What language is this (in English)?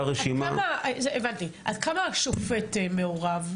Hebrew